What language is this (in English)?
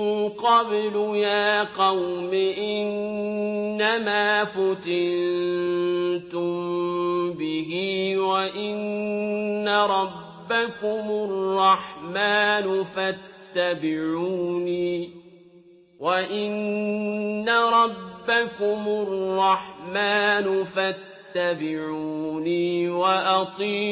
Arabic